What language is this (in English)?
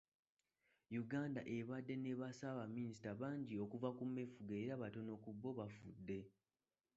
Ganda